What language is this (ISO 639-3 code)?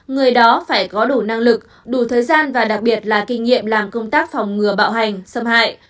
vie